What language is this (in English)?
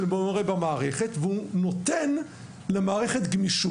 Hebrew